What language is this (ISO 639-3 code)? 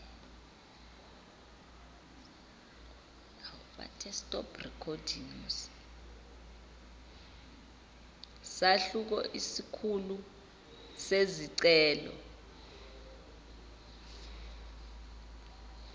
zul